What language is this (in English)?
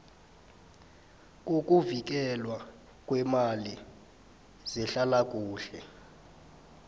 South Ndebele